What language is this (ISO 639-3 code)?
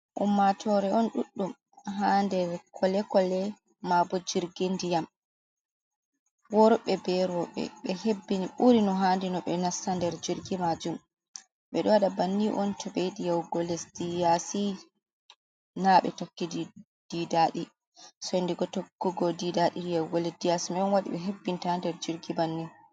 ful